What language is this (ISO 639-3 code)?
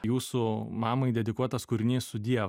lit